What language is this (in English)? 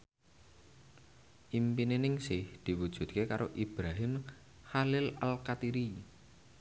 Javanese